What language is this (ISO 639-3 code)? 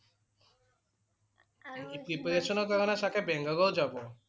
asm